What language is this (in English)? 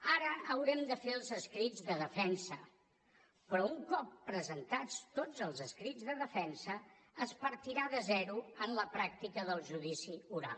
Catalan